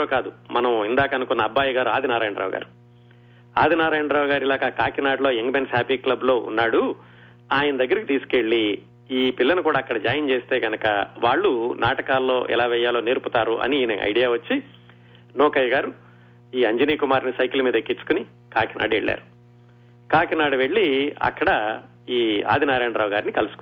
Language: Telugu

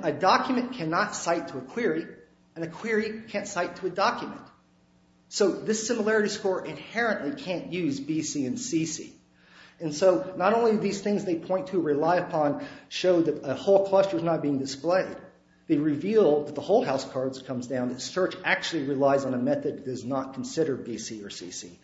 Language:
English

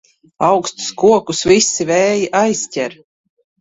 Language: Latvian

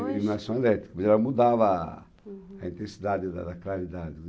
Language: Portuguese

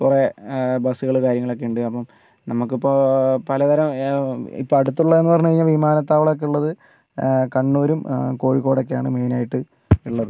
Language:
Malayalam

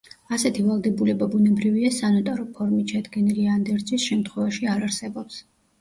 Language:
Georgian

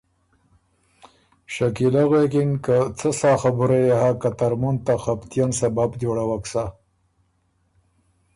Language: Ormuri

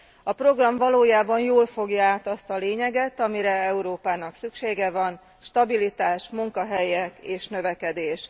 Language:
Hungarian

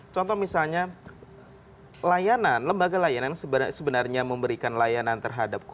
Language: Indonesian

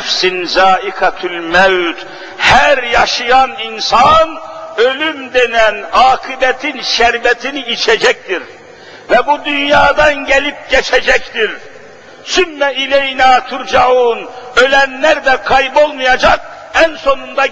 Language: Turkish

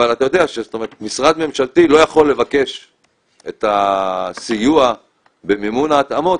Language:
Hebrew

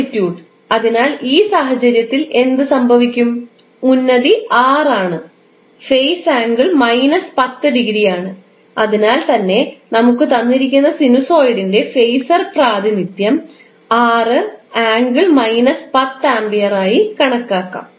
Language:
Malayalam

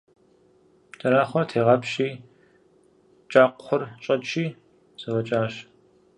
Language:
Kabardian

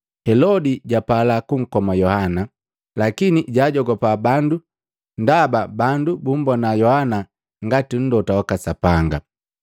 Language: Matengo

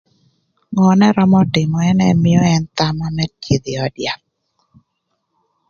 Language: Thur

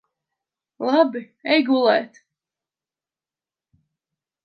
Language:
Latvian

